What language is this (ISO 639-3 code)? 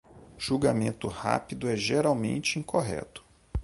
por